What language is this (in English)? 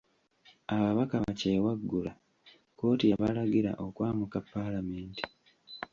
Ganda